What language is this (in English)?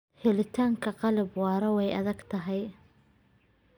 Somali